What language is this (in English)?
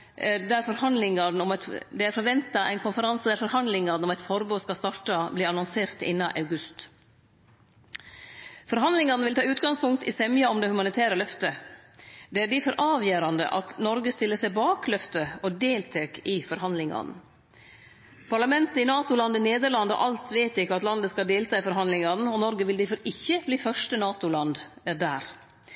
Norwegian Nynorsk